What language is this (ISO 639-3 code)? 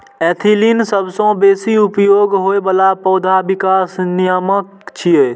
mai